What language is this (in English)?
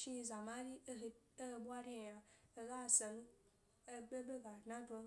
Gbari